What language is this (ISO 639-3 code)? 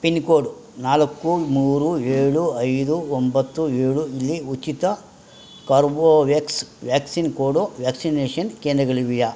kan